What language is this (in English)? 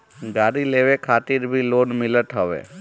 Bhojpuri